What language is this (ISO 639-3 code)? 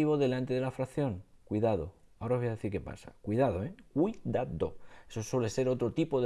spa